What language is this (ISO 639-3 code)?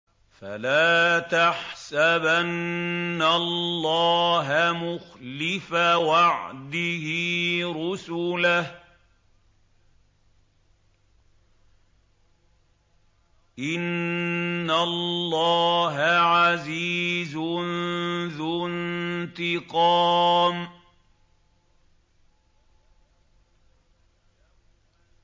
ara